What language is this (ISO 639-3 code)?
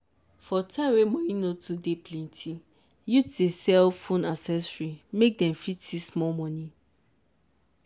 pcm